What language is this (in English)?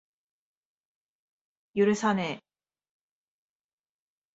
Japanese